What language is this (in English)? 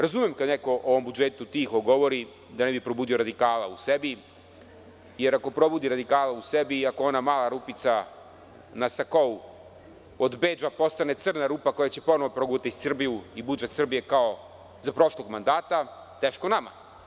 Serbian